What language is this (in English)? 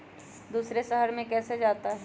Magahi